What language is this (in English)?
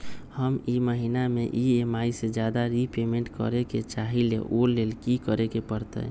Magahi